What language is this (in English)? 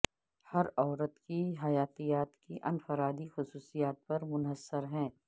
Urdu